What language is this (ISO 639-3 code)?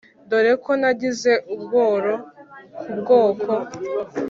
kin